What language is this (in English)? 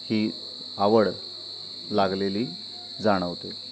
Marathi